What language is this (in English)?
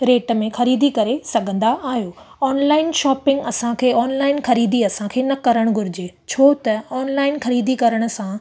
Sindhi